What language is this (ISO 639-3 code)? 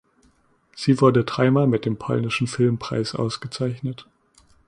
deu